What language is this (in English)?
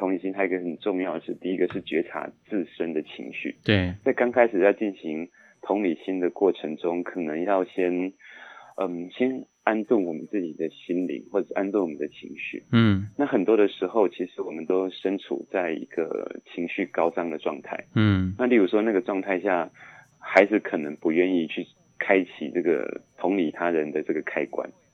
Chinese